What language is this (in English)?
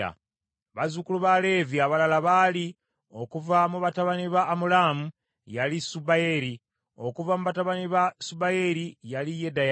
Ganda